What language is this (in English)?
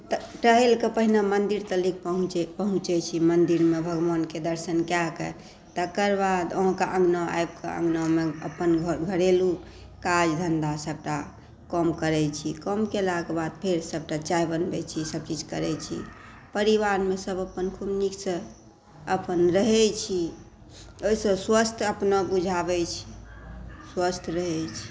Maithili